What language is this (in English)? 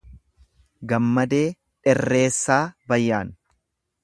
Oromo